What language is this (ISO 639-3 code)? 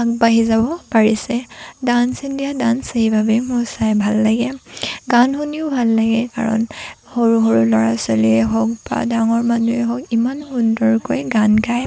asm